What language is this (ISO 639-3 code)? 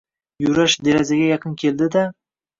uzb